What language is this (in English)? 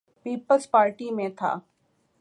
Urdu